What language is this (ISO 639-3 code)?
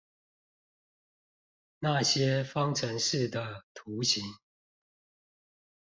zho